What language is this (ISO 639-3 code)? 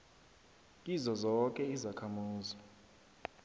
nbl